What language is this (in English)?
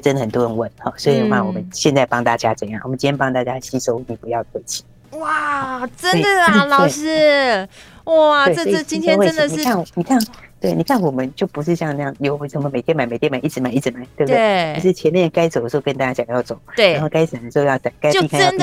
Chinese